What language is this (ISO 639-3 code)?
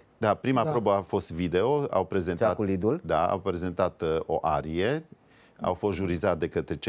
ron